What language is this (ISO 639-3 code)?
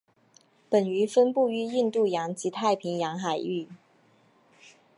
zho